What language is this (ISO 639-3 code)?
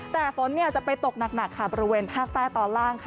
tha